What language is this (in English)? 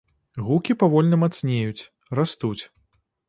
Belarusian